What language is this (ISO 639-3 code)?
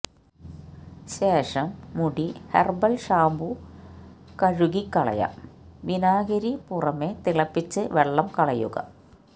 mal